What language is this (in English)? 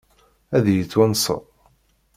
Kabyle